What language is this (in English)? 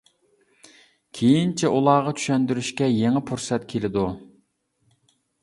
Uyghur